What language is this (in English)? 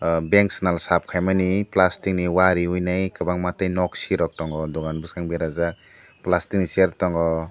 Kok Borok